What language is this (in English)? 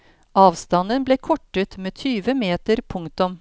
Norwegian